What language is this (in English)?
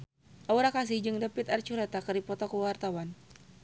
Sundanese